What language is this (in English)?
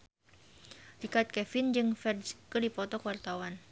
Sundanese